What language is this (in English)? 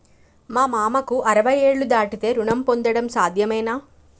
Telugu